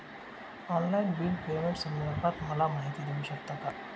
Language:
Marathi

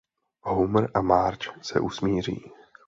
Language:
Czech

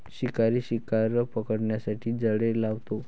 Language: Marathi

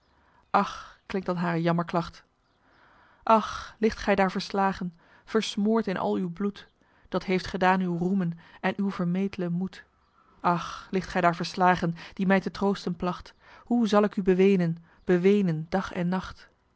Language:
Dutch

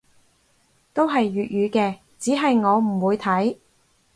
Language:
Cantonese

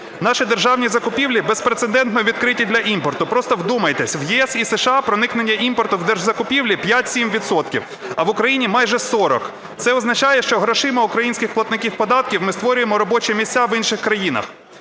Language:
Ukrainian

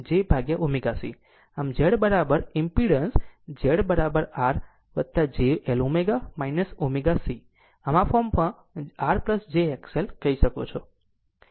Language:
Gujarati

